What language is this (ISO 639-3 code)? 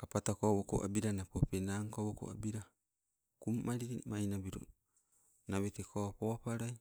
nco